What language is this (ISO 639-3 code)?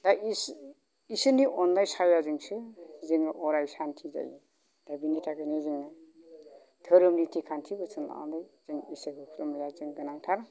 brx